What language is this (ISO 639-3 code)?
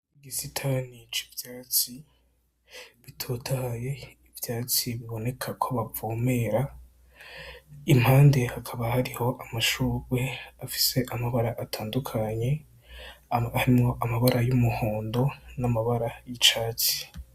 run